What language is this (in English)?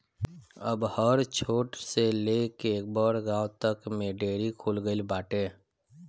Bhojpuri